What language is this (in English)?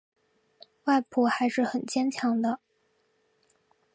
Chinese